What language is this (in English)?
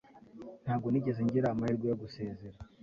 Kinyarwanda